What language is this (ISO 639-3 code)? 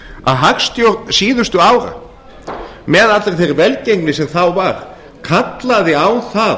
isl